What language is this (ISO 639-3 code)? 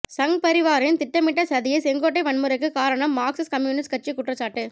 tam